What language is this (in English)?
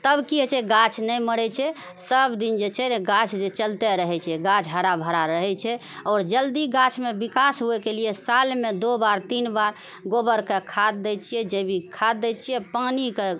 Maithili